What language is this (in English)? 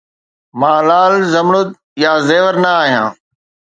Sindhi